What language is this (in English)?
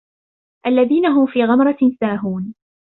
Arabic